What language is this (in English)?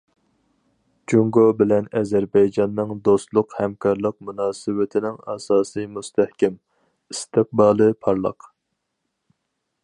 Uyghur